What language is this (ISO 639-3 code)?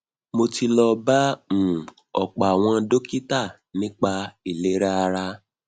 yor